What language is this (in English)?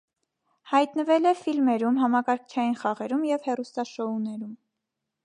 Armenian